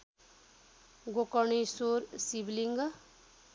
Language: Nepali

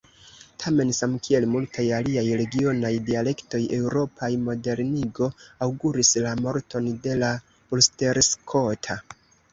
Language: Esperanto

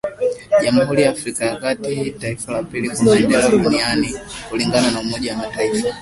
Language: Swahili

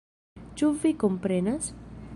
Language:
Esperanto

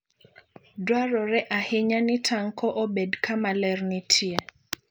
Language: Luo (Kenya and Tanzania)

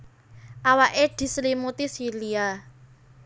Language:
Javanese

